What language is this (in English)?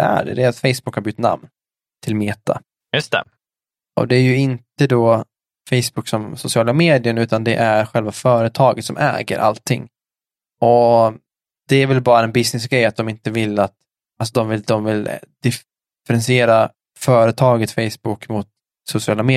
Swedish